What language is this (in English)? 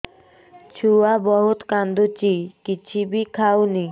Odia